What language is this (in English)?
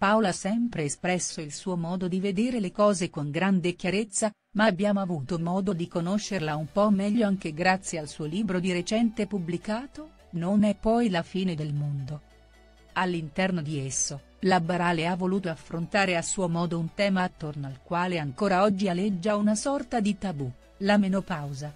Italian